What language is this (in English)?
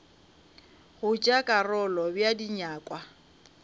Northern Sotho